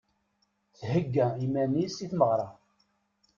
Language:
Kabyle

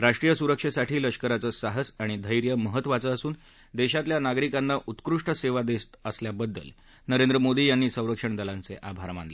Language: Marathi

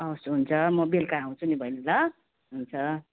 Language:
Nepali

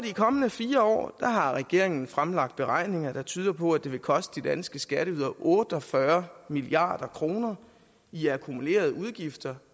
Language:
Danish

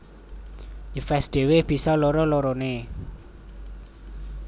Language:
Javanese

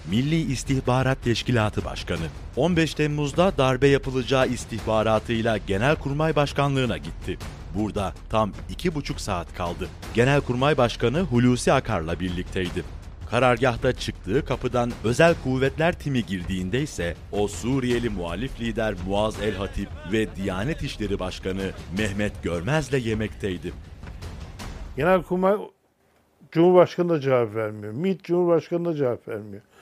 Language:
Turkish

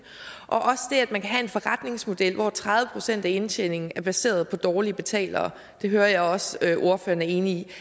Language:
Danish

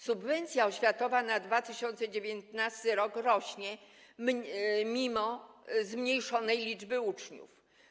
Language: Polish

